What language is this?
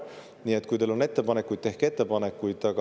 Estonian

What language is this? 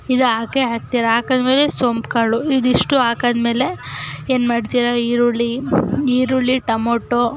Kannada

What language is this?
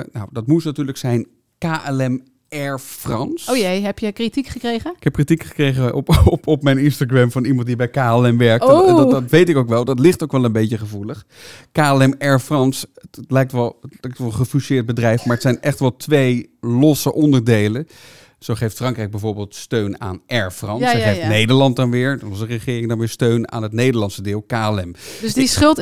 Dutch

